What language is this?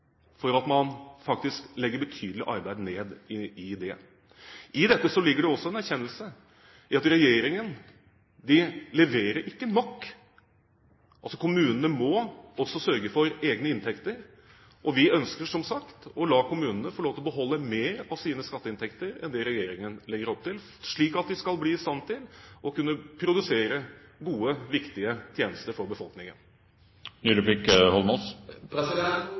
Norwegian Bokmål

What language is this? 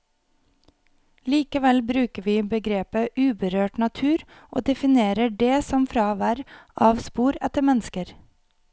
Norwegian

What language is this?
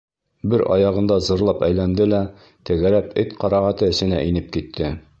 Bashkir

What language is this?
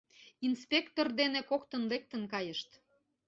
Mari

